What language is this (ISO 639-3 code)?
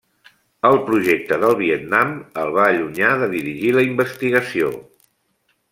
cat